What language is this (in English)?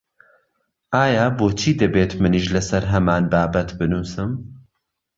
Central Kurdish